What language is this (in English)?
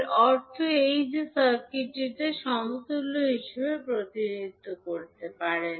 Bangla